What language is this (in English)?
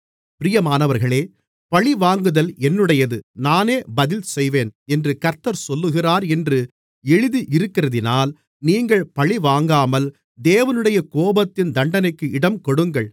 Tamil